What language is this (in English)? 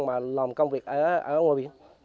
Vietnamese